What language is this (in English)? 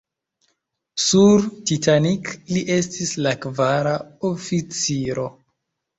Esperanto